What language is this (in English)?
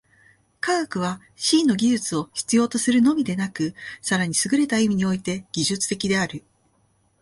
Japanese